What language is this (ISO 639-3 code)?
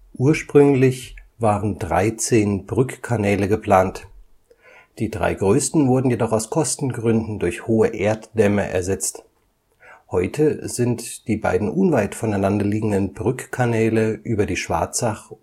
deu